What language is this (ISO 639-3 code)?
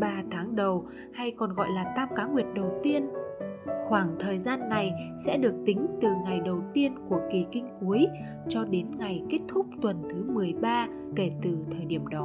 vie